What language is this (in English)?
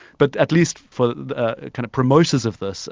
English